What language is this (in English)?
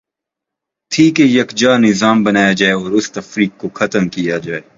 Urdu